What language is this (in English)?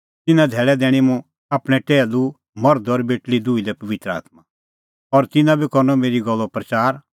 Kullu Pahari